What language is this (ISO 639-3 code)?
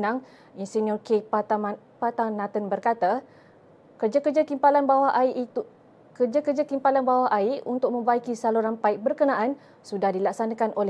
msa